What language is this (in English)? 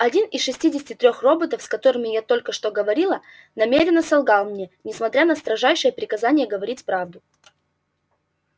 Russian